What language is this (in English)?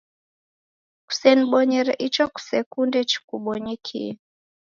Taita